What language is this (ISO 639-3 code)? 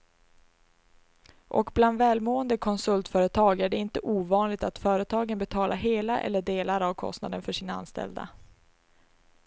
swe